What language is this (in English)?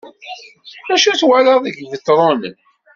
Kabyle